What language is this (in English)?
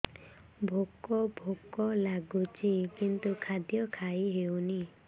Odia